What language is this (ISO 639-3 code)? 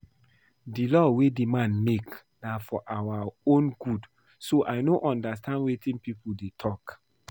pcm